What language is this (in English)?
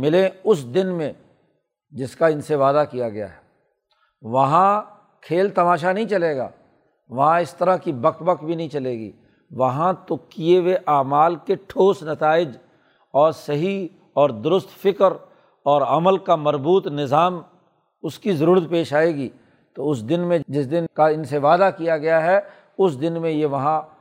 Urdu